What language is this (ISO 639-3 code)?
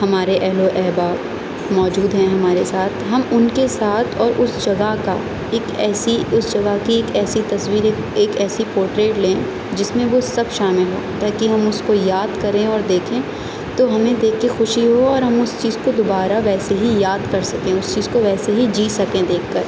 urd